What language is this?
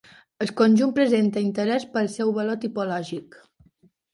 Catalan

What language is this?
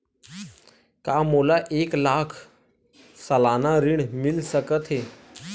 Chhattisgarhi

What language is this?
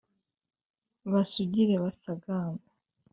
Kinyarwanda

